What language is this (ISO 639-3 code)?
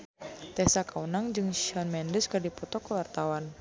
sun